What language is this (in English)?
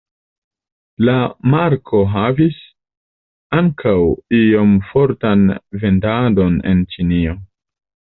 Esperanto